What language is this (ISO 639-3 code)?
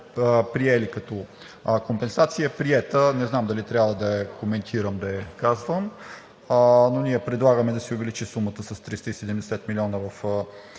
bul